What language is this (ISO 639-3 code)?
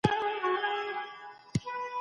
pus